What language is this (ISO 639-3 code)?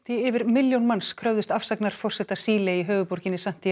isl